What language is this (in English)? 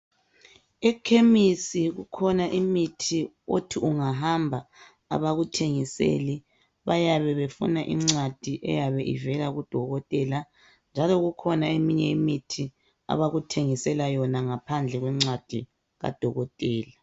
North Ndebele